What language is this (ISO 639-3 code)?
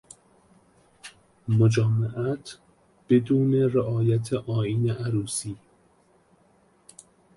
fas